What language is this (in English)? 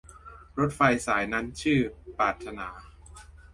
Thai